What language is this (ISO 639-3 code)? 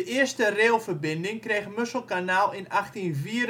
nld